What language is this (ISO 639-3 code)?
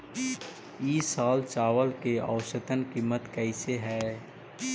mag